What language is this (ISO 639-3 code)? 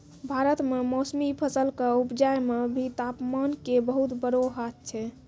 mai